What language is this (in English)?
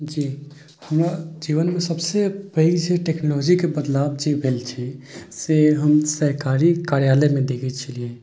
Maithili